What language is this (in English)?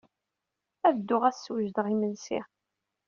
Kabyle